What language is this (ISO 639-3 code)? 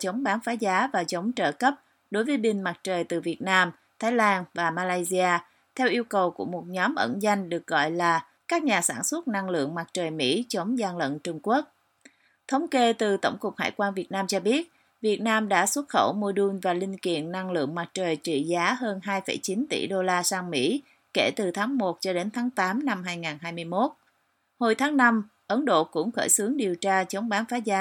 vie